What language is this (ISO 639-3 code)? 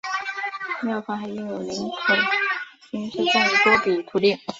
zho